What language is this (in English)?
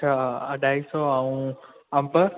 Sindhi